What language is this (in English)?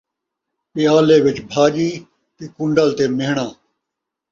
Saraiki